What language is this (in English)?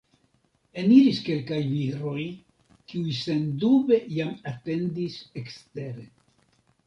Esperanto